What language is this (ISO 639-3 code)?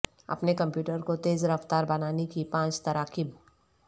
urd